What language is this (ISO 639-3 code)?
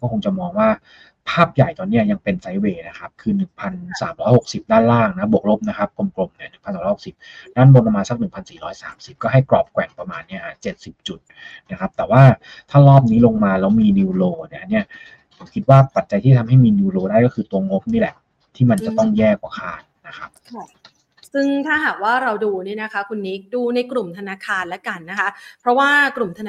tha